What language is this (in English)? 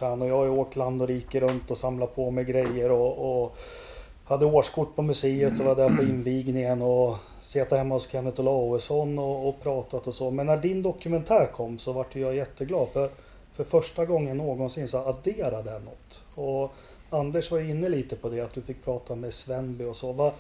Swedish